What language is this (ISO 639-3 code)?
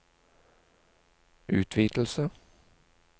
nor